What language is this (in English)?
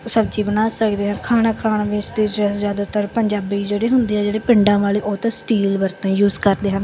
Punjabi